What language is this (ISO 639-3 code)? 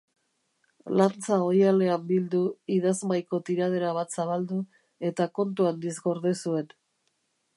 eus